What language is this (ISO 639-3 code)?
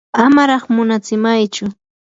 qur